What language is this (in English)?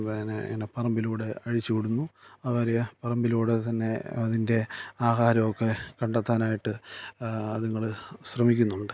Malayalam